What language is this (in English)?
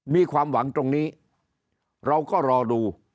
Thai